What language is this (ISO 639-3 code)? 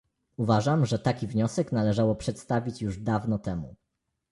pol